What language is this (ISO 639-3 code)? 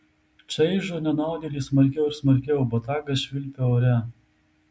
lit